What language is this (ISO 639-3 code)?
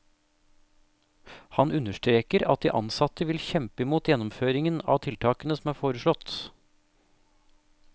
nor